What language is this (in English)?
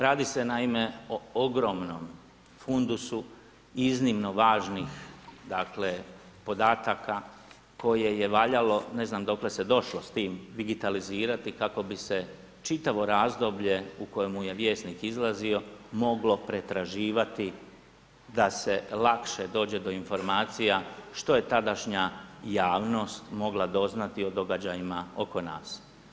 Croatian